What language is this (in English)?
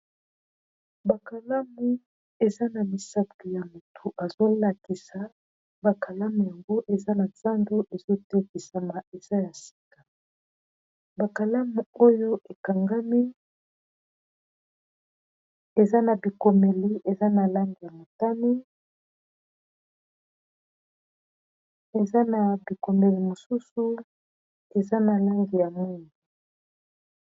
Lingala